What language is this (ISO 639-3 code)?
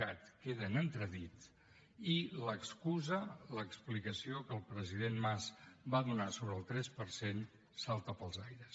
cat